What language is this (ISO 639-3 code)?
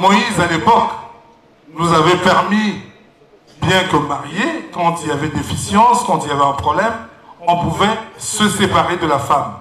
fra